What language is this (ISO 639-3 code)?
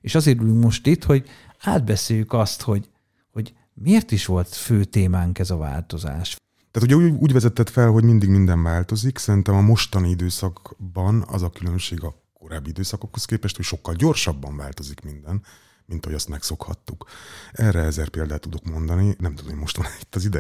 hun